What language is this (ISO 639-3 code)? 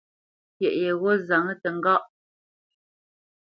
bce